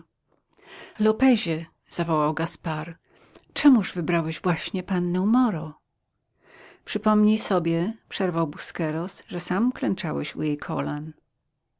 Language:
Polish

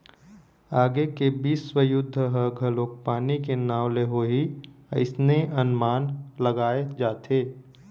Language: Chhattisgarhi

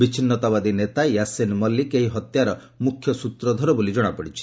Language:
Odia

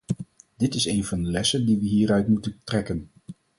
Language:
Dutch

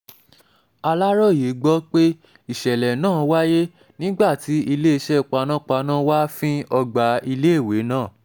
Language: Yoruba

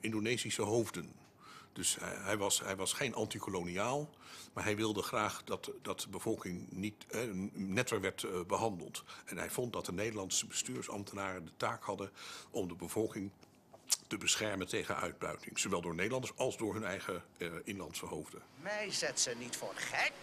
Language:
Dutch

